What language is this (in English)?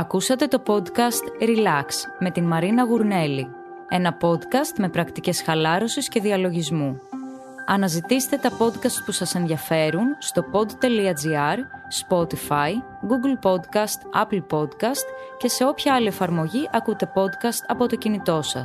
Greek